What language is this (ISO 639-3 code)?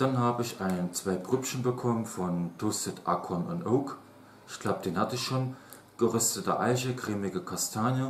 deu